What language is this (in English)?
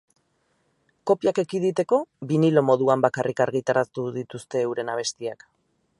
Basque